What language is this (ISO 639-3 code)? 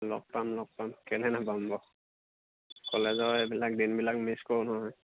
asm